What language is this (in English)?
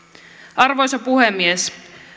Finnish